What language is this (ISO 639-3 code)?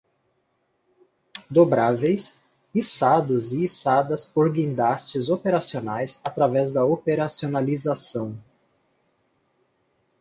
por